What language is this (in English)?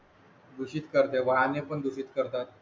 Marathi